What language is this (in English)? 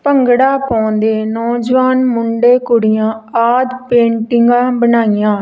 Punjabi